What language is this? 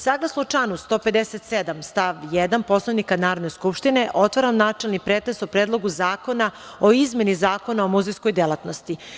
Serbian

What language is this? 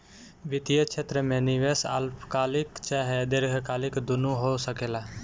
Bhojpuri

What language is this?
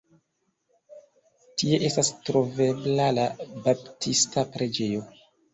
Esperanto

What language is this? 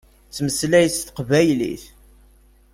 Kabyle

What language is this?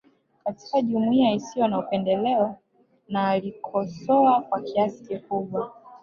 Swahili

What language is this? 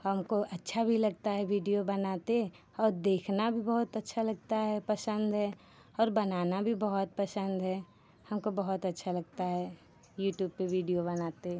Hindi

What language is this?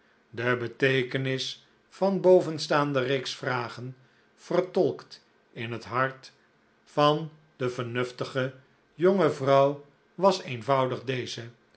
Dutch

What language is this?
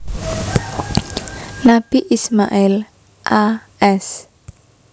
Javanese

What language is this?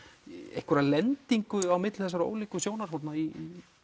Icelandic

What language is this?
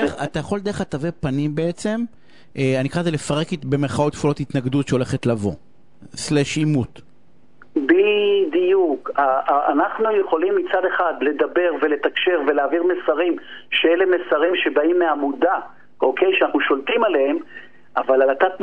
Hebrew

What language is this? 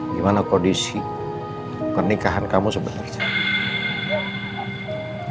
Indonesian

